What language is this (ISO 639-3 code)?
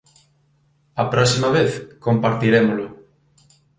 glg